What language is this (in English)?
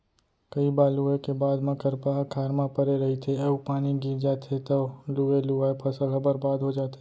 Chhattisgarhi